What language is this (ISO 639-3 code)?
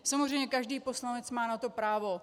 ces